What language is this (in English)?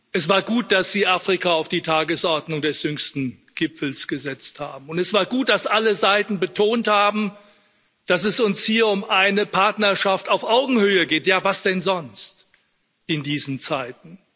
German